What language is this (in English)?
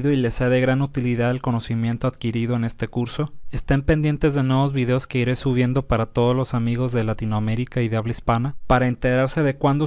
Spanish